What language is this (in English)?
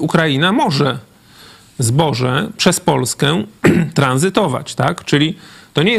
Polish